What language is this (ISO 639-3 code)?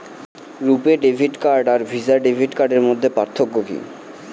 ben